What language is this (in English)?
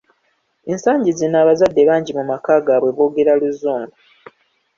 Ganda